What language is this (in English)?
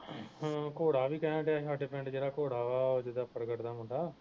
Punjabi